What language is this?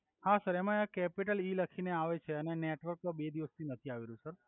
Gujarati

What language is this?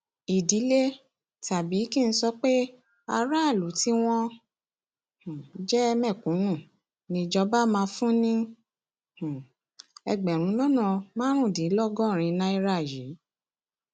Yoruba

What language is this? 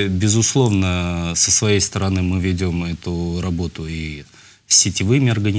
Russian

